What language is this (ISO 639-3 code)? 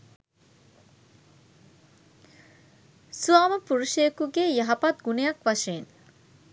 sin